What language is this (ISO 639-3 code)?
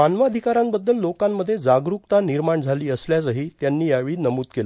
mar